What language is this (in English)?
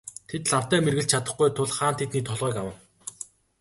Mongolian